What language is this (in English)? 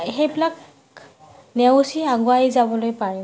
Assamese